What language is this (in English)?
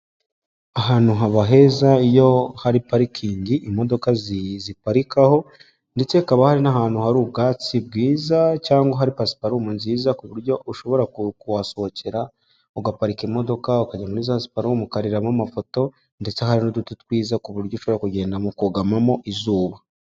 Kinyarwanda